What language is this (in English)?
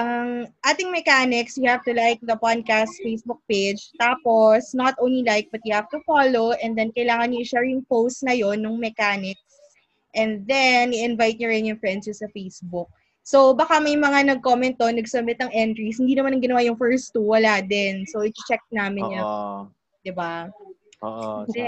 Filipino